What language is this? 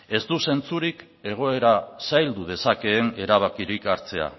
Basque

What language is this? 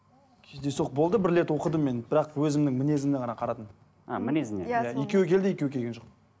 Kazakh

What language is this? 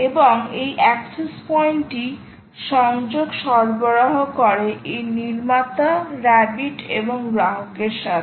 Bangla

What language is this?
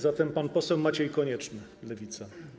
Polish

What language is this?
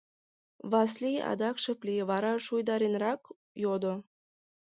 Mari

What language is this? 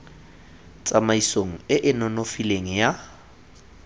Tswana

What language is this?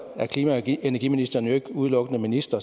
Danish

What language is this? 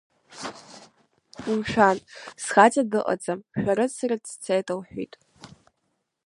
Abkhazian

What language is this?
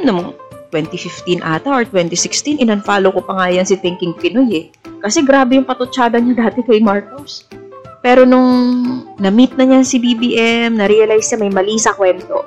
Filipino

